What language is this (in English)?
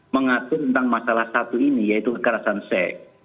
Indonesian